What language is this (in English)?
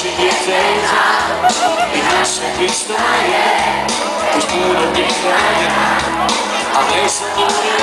Romanian